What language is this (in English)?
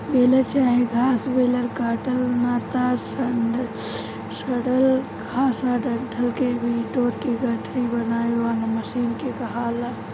Bhojpuri